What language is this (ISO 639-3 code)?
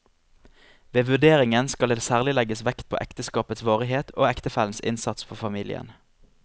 nor